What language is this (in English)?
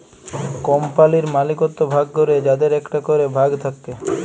Bangla